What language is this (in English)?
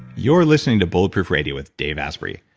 English